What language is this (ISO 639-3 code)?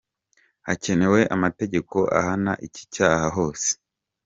kin